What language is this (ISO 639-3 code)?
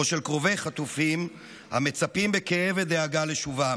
heb